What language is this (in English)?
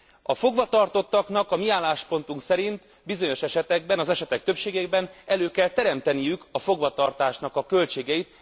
Hungarian